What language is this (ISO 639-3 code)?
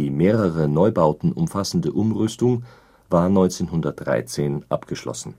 deu